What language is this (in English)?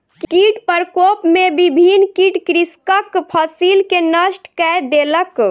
Maithili